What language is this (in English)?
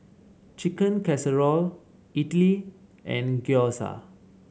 English